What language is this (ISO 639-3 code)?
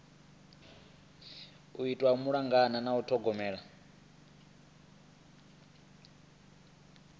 ven